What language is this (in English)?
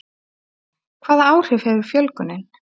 Icelandic